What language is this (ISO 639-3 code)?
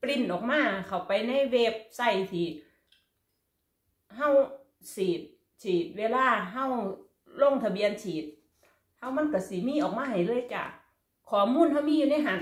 tha